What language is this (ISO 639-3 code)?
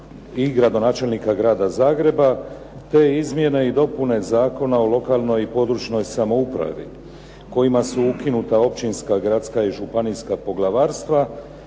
hrv